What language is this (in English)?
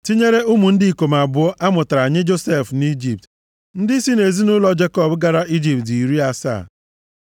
Igbo